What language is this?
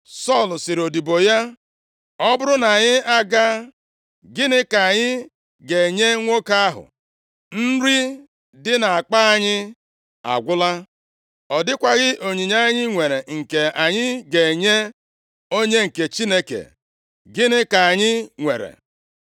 Igbo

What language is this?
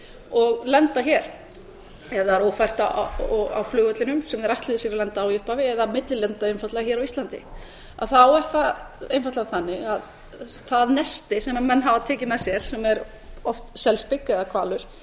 Icelandic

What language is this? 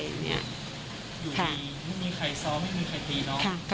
Thai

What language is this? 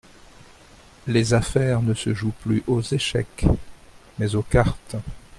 French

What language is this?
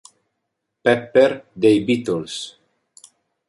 Italian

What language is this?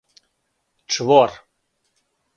Serbian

